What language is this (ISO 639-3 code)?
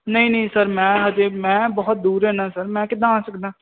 pan